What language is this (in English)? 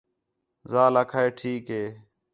Khetrani